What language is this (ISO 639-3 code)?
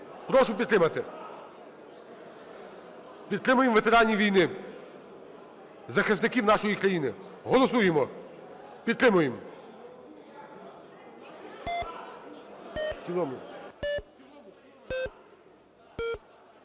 ukr